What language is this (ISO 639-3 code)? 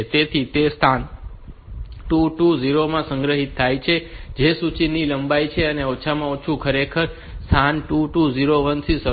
guj